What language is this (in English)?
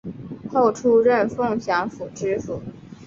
Chinese